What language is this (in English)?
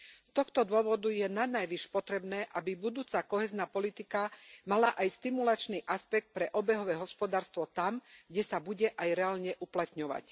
Slovak